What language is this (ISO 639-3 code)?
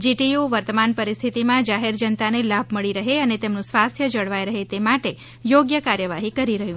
guj